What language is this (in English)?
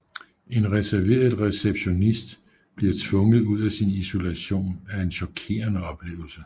Danish